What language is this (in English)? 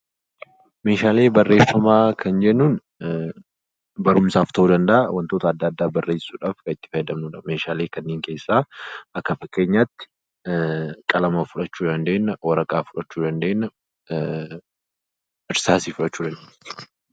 Oromo